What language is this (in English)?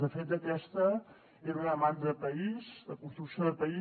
Catalan